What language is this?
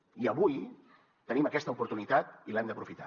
Catalan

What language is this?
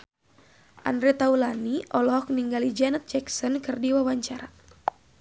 Sundanese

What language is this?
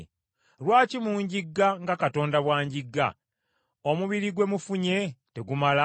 Ganda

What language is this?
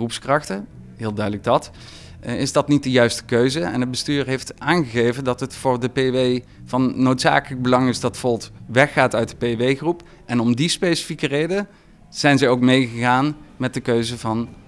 Dutch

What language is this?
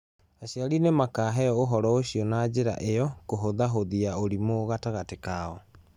Kikuyu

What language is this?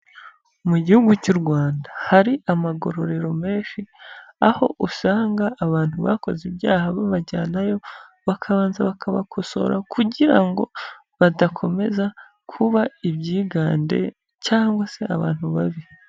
Kinyarwanda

